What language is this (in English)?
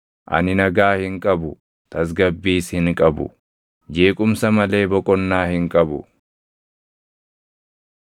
Oromo